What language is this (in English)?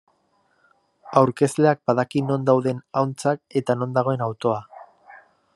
Basque